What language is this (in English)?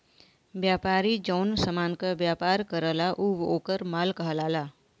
Bhojpuri